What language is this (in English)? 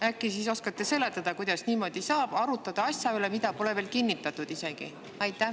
Estonian